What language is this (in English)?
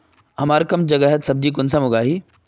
Magahi